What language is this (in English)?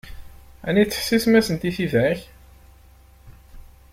Kabyle